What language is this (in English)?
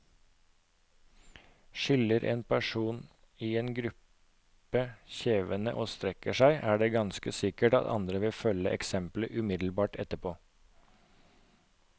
Norwegian